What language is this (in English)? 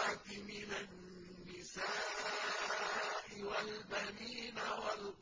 Arabic